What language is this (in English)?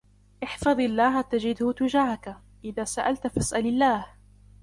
Arabic